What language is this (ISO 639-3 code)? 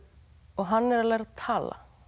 isl